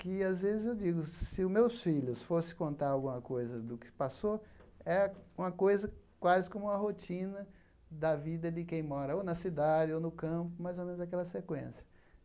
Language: Portuguese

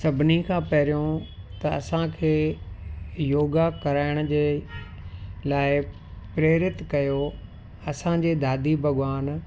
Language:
Sindhi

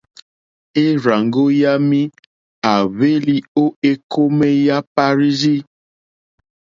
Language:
Mokpwe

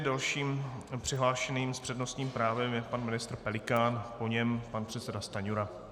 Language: Czech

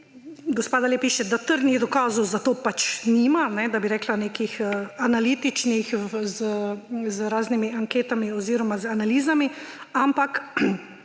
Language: Slovenian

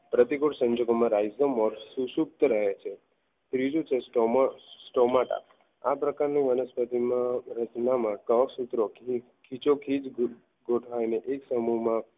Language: Gujarati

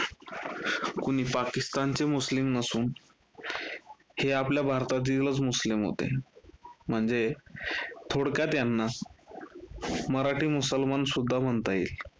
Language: Marathi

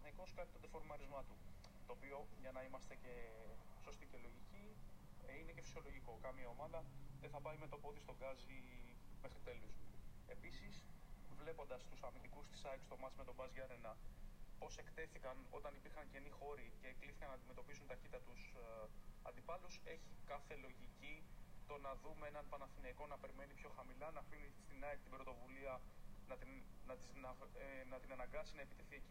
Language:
Greek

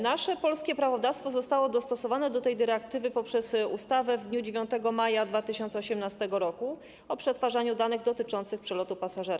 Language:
Polish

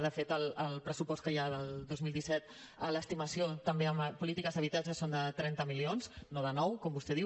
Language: Catalan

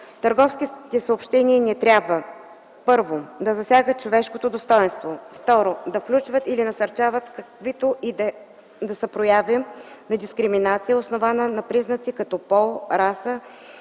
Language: Bulgarian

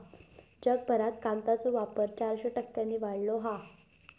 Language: Marathi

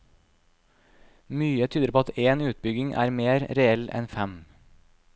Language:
Norwegian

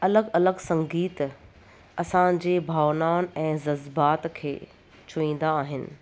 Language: Sindhi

